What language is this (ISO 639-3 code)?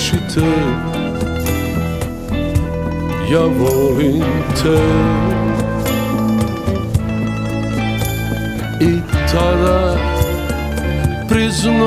hrv